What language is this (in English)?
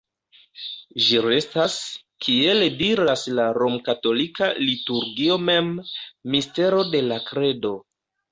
Esperanto